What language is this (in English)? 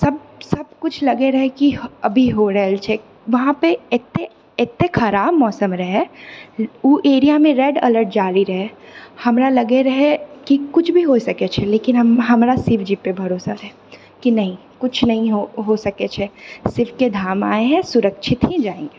Maithili